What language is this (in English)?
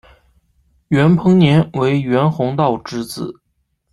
Chinese